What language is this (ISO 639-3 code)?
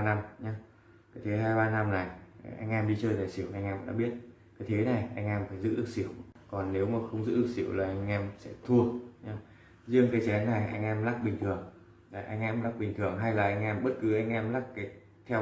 vie